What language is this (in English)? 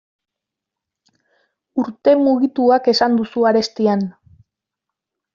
Basque